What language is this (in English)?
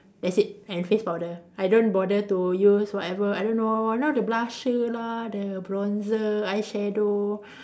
English